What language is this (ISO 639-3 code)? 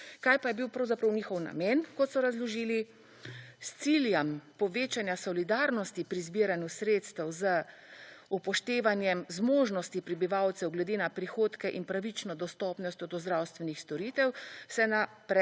slv